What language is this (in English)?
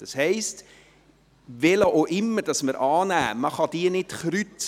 Swiss German